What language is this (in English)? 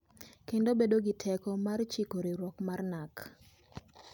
Luo (Kenya and Tanzania)